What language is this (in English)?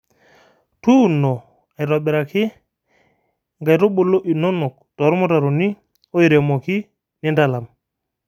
Masai